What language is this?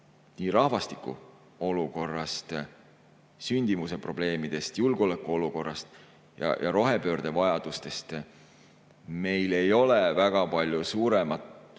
Estonian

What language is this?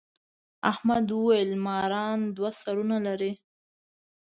Pashto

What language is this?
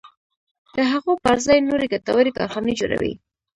Pashto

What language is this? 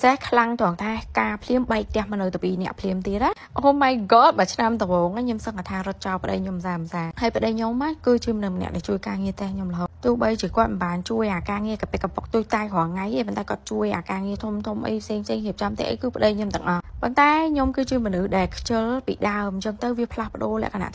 Vietnamese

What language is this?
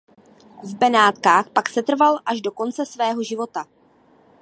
Czech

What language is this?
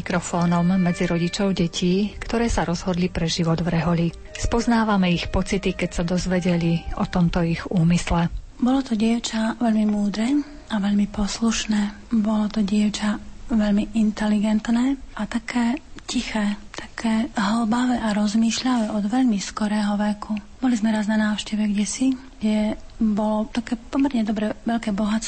Slovak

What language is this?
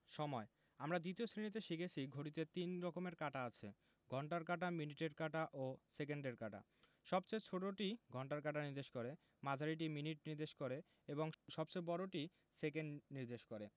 Bangla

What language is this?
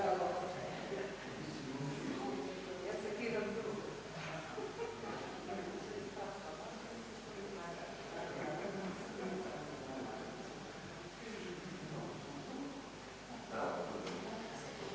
Croatian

